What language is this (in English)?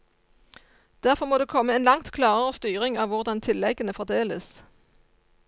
Norwegian